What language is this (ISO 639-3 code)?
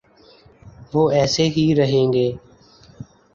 urd